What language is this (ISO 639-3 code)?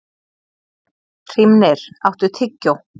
isl